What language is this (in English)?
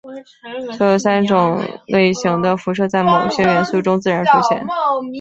Chinese